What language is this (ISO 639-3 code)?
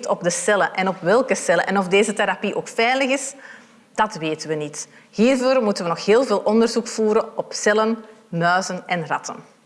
nld